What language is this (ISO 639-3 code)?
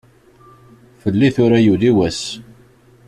kab